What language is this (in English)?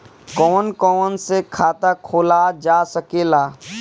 Bhojpuri